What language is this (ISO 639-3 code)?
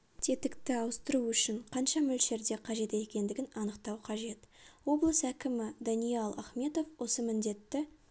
kaz